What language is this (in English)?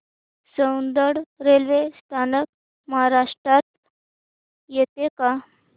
Marathi